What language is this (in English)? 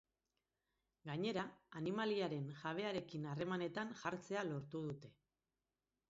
Basque